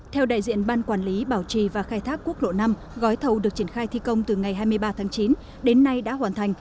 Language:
Vietnamese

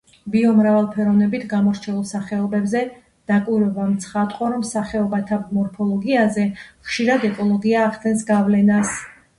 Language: Georgian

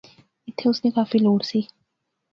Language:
Pahari-Potwari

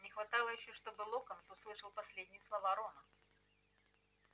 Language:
Russian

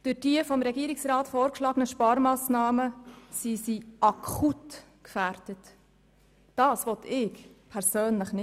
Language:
Swiss German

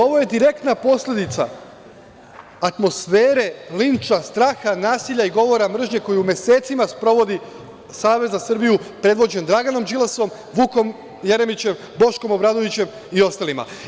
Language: Serbian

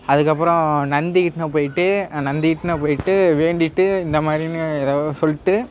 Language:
Tamil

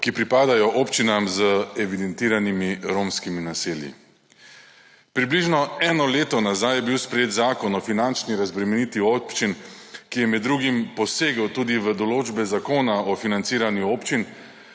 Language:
Slovenian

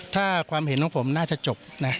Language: Thai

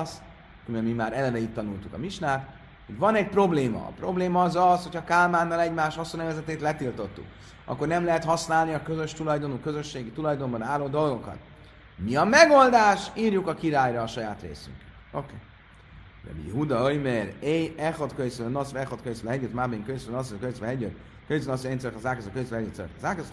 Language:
Hungarian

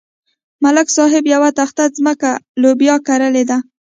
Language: Pashto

